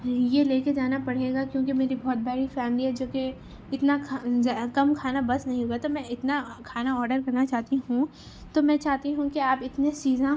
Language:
Urdu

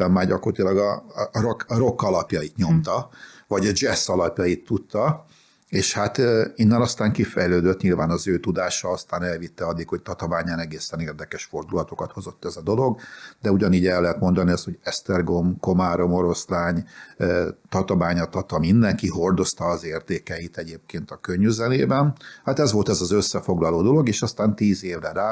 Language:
Hungarian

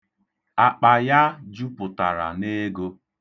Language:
Igbo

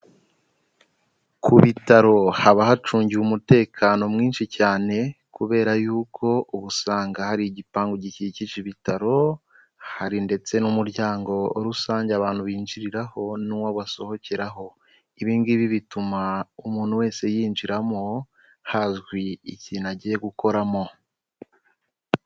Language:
Kinyarwanda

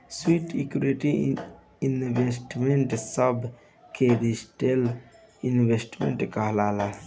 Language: Bhojpuri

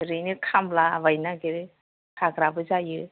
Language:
Bodo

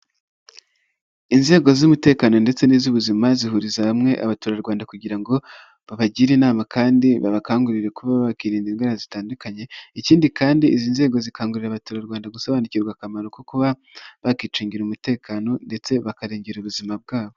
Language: Kinyarwanda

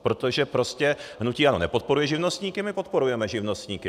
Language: Czech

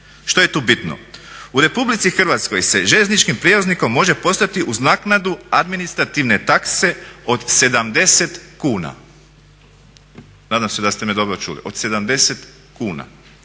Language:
Croatian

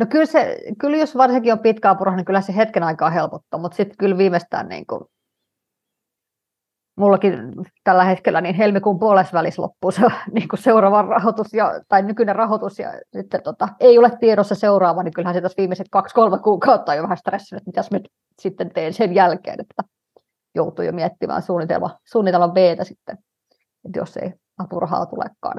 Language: Finnish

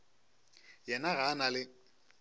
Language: Northern Sotho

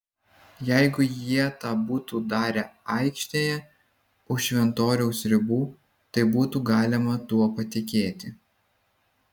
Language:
Lithuanian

